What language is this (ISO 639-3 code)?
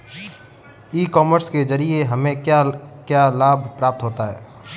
hin